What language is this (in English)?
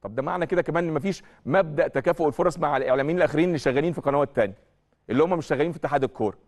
Arabic